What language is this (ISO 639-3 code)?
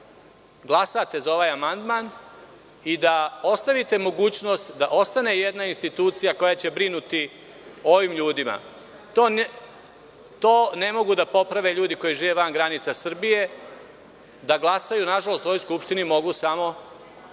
srp